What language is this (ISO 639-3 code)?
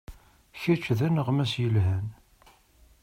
kab